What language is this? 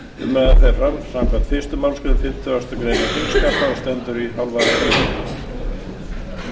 Icelandic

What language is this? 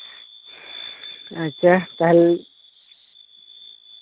Santali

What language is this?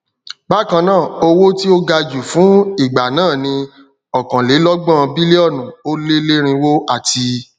Yoruba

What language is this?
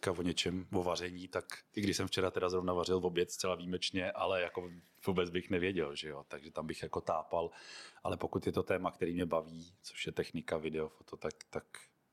Czech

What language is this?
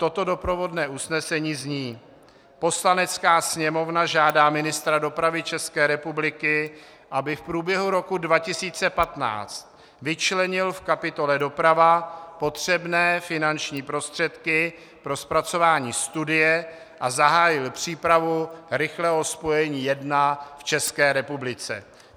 Czech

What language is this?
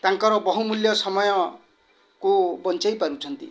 Odia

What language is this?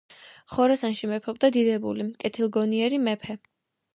Georgian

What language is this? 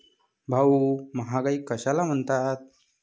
Marathi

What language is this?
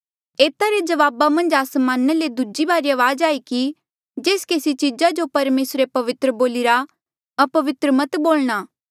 Mandeali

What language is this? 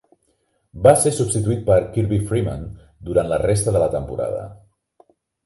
Catalan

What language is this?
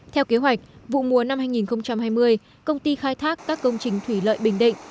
Vietnamese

